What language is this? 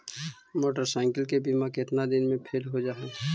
Magahi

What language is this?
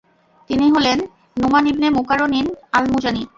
Bangla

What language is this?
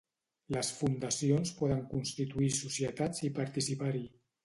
Catalan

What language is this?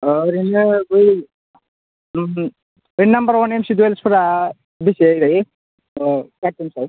Bodo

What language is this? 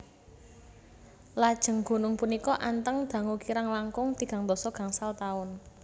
Javanese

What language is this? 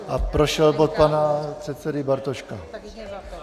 Czech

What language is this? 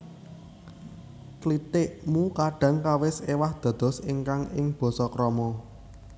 Javanese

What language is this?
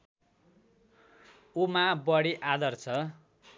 Nepali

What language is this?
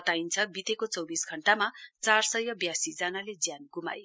Nepali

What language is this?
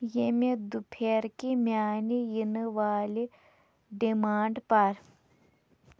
Kashmiri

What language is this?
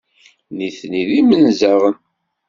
Kabyle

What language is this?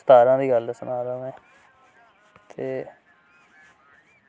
Dogri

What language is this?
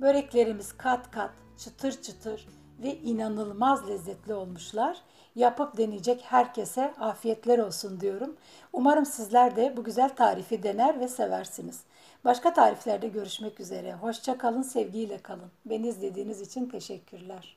Turkish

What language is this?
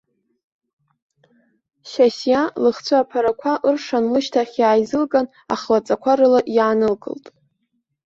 Abkhazian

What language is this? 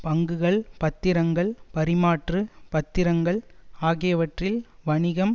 Tamil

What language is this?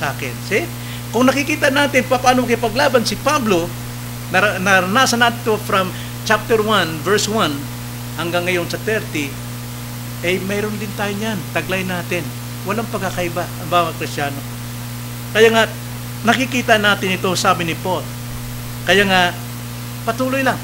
Filipino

